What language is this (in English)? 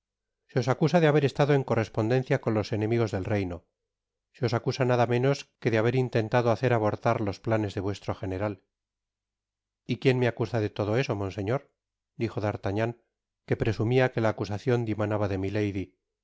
Spanish